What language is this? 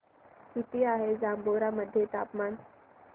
Marathi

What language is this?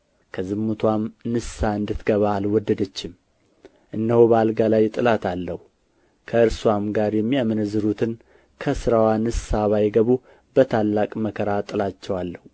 Amharic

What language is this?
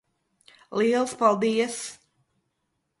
Latvian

